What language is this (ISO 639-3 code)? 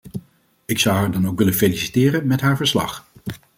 nld